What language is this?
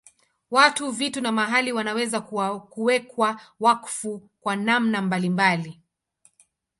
Swahili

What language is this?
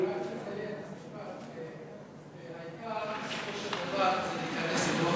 Hebrew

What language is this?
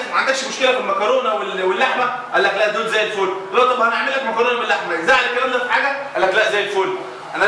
Arabic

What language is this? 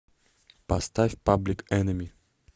Russian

